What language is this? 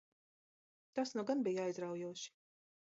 Latvian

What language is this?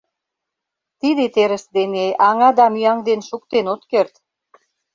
Mari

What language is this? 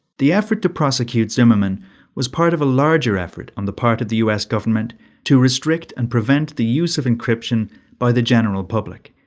English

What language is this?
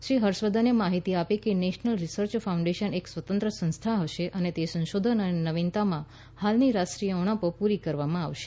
Gujarati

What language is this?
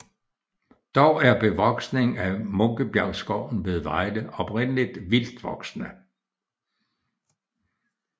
Danish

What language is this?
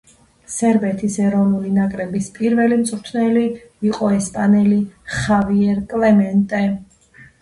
Georgian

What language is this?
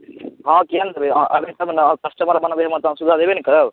Maithili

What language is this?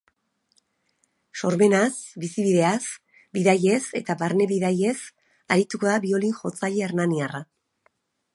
Basque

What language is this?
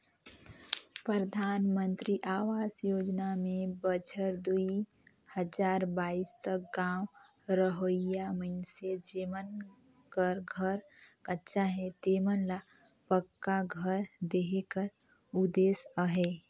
Chhattisgarhi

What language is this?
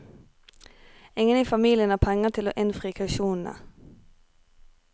Norwegian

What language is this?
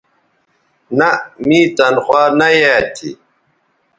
Bateri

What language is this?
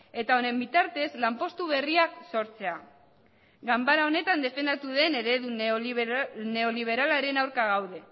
Basque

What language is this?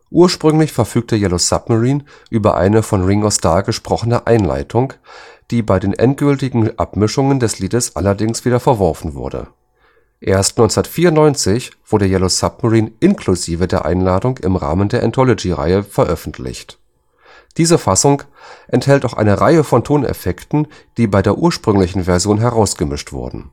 German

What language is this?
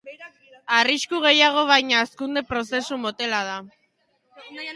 Basque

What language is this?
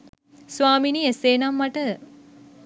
Sinhala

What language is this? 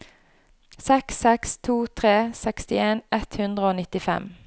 Norwegian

